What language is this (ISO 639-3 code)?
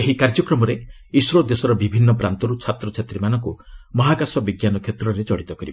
ori